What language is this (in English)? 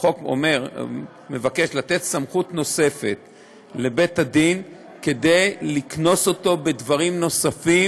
Hebrew